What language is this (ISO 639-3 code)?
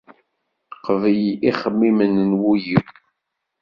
kab